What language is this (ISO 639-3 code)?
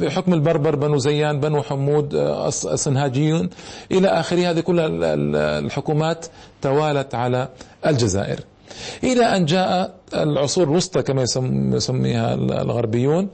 ara